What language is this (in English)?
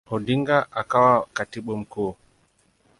Swahili